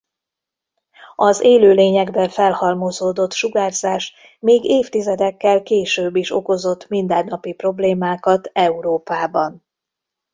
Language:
Hungarian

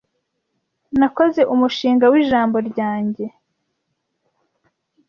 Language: Kinyarwanda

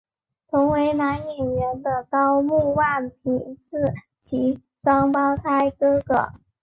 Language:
Chinese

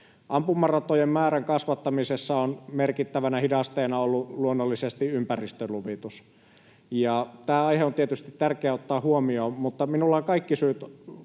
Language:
Finnish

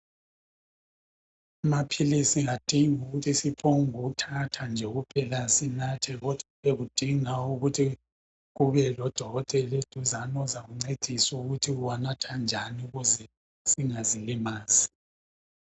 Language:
North Ndebele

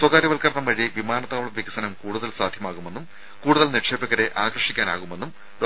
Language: Malayalam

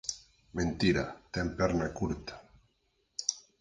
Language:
Galician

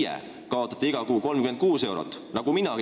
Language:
Estonian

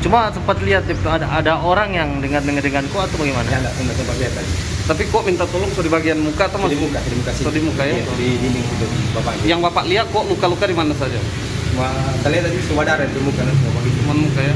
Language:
Indonesian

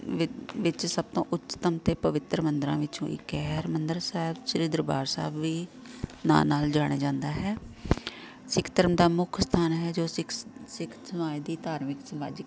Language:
Punjabi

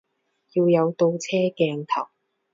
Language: Cantonese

